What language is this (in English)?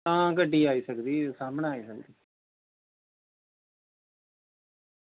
Dogri